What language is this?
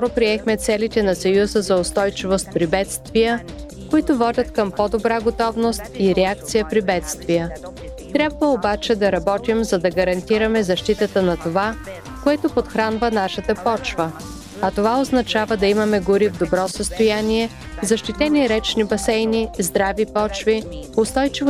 Bulgarian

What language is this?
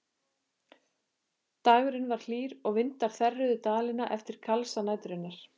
Icelandic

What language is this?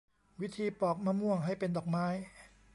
Thai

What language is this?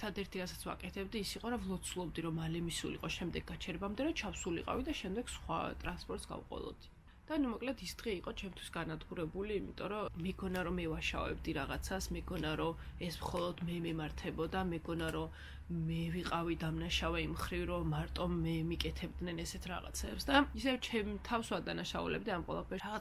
Romanian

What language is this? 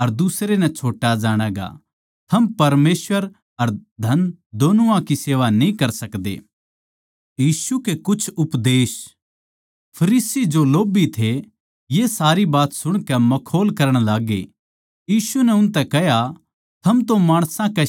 Haryanvi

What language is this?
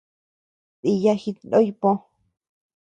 Tepeuxila Cuicatec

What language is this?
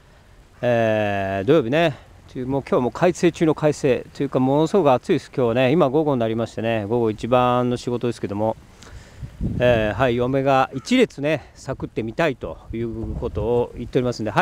Japanese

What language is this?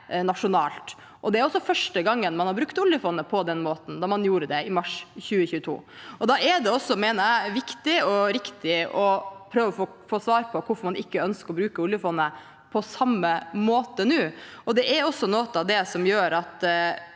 Norwegian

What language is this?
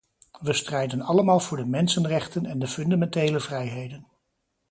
Dutch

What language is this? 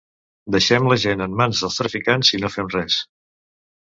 Catalan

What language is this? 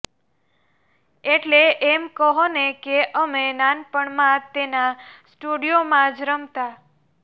Gujarati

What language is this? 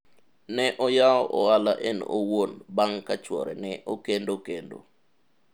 Luo (Kenya and Tanzania)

